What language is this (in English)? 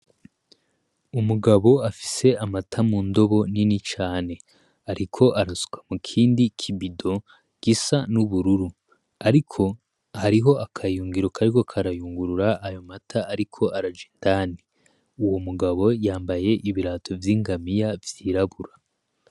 Rundi